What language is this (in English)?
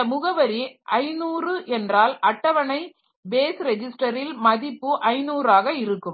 Tamil